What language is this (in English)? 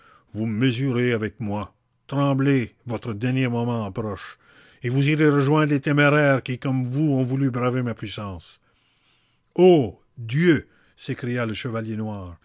French